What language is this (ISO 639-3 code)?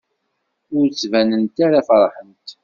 kab